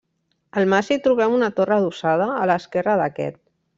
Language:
Catalan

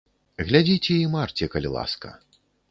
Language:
Belarusian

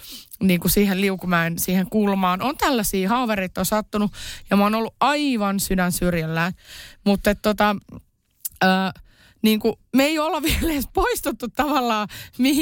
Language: Finnish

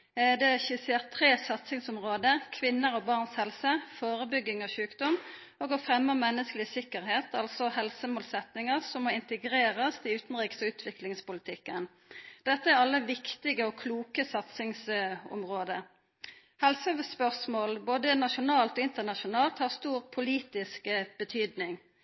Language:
Norwegian Nynorsk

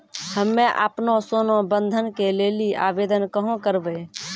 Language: Maithili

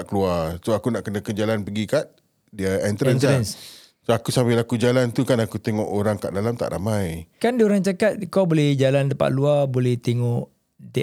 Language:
Malay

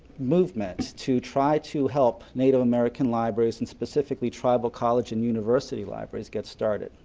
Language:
English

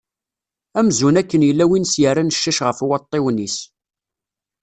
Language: Kabyle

